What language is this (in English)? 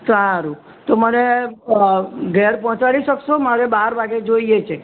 Gujarati